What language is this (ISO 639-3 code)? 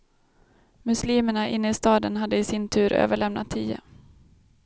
swe